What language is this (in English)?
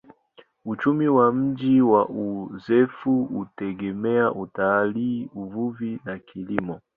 Swahili